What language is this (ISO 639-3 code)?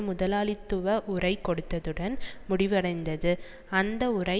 tam